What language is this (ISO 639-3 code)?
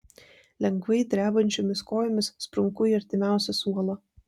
lit